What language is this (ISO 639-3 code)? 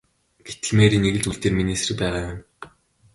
mon